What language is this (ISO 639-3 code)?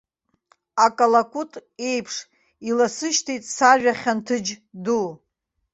abk